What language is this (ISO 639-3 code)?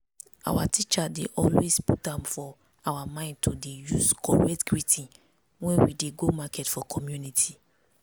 pcm